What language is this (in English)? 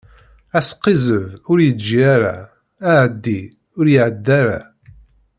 Kabyle